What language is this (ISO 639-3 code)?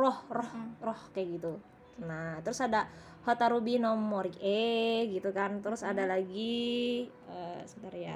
ind